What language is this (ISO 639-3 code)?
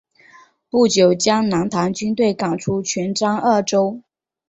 zho